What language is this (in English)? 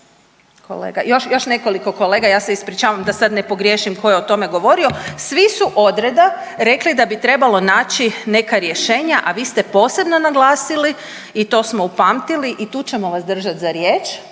Croatian